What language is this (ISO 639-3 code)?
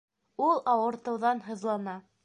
bak